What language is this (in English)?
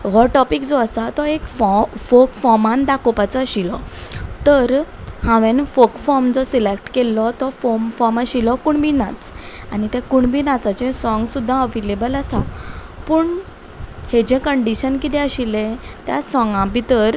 Konkani